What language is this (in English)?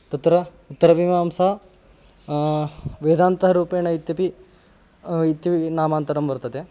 Sanskrit